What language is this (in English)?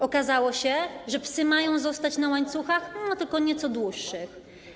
Polish